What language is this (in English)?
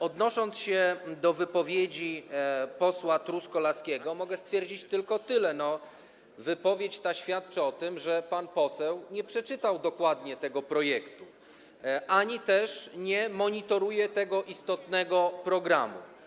Polish